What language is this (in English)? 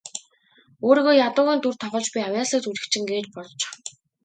Mongolian